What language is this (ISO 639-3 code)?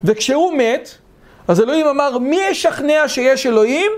heb